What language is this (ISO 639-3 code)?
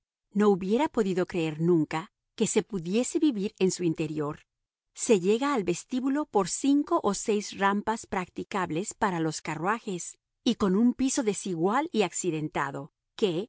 spa